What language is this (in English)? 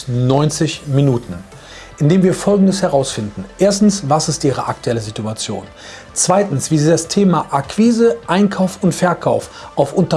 German